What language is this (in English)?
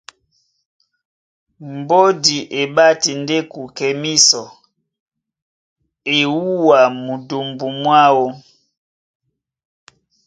Duala